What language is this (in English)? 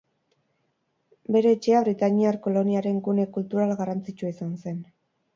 Basque